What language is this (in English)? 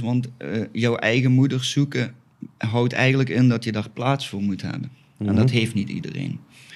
Dutch